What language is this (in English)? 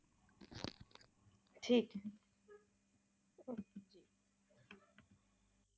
Punjabi